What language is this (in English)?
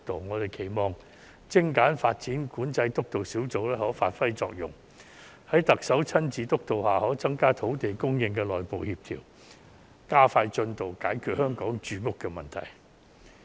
Cantonese